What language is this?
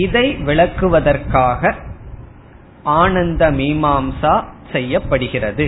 Tamil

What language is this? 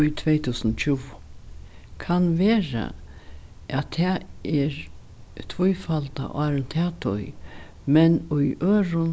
Faroese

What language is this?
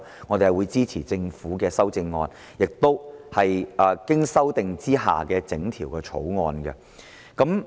Cantonese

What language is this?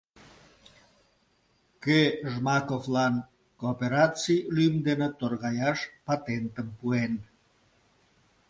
Mari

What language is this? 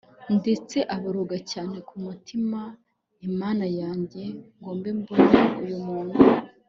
Kinyarwanda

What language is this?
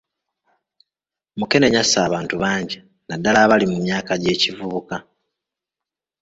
Ganda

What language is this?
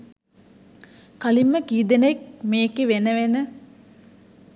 Sinhala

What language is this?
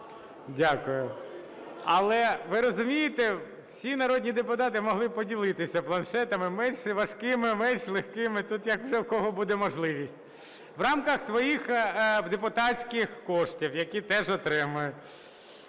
Ukrainian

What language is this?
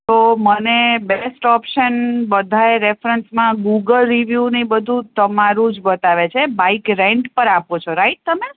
Gujarati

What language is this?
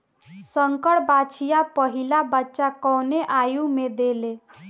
Bhojpuri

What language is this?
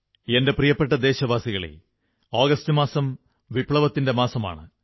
Malayalam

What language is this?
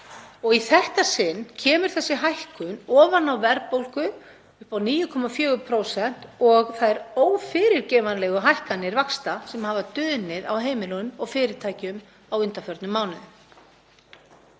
Icelandic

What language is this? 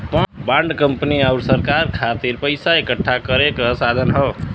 Bhojpuri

